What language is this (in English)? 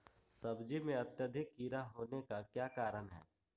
Magahi